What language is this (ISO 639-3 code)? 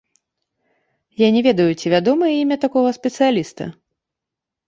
bel